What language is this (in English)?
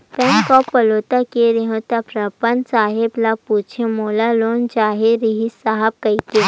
Chhattisgarhi